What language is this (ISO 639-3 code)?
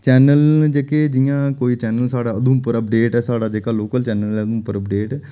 doi